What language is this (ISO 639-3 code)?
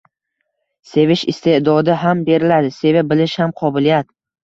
uzb